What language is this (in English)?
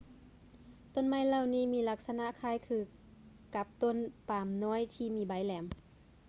Lao